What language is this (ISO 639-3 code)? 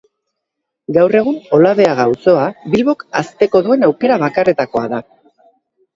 eus